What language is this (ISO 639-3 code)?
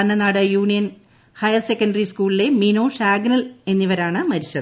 mal